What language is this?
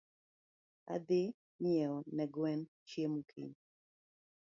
Luo (Kenya and Tanzania)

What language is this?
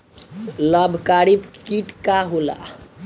Bhojpuri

